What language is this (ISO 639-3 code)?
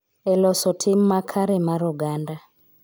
luo